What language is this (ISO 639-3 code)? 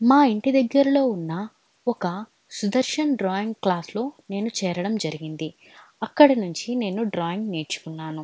tel